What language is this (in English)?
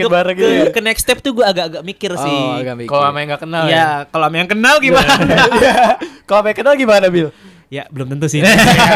Indonesian